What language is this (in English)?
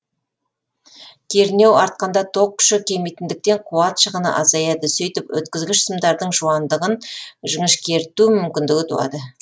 Kazakh